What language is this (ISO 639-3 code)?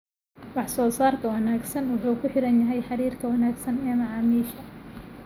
som